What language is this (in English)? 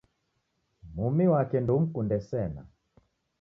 Taita